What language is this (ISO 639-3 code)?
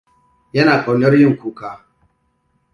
hau